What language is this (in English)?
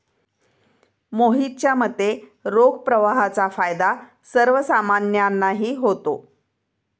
Marathi